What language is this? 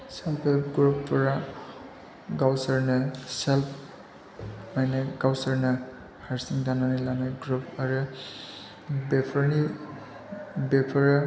Bodo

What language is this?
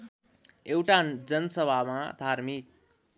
Nepali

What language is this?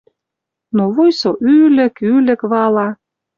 Western Mari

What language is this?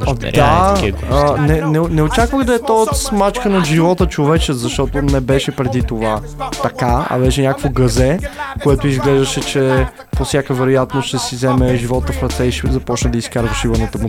Bulgarian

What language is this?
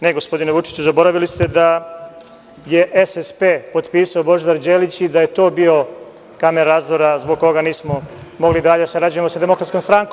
Serbian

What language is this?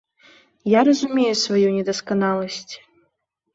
Belarusian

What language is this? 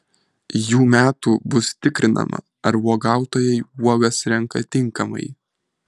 Lithuanian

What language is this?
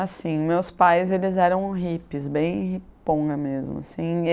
Portuguese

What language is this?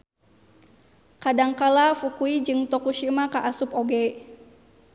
Sundanese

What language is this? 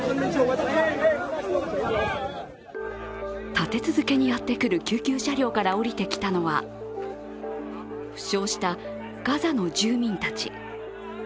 Japanese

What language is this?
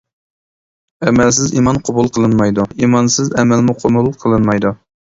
Uyghur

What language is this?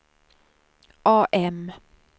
Swedish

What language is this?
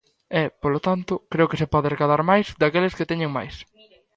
Galician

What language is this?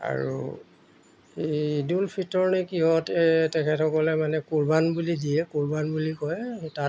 Assamese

